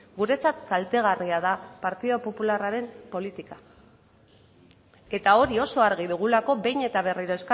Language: Basque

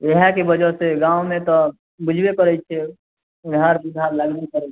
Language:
Maithili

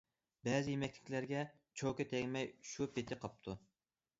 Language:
Uyghur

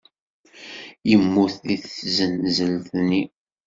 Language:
Kabyle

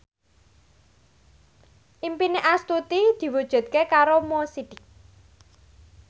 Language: Javanese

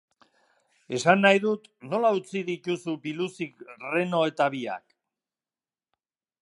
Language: Basque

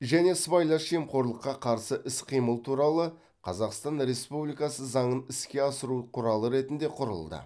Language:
Kazakh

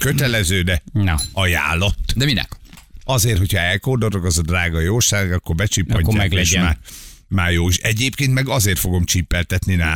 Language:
Hungarian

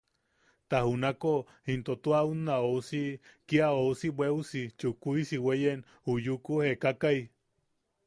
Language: Yaqui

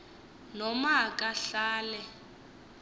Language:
Xhosa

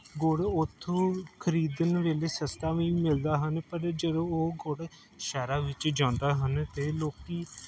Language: Punjabi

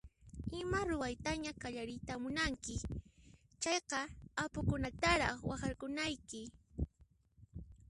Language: Puno Quechua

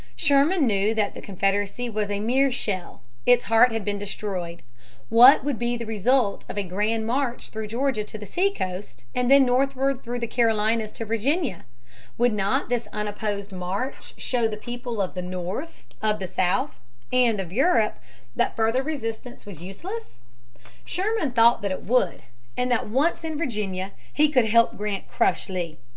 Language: English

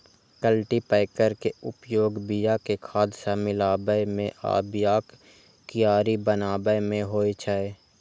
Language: Maithili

